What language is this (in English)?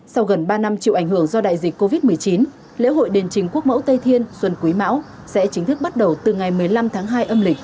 Vietnamese